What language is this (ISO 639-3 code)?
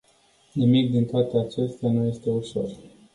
ron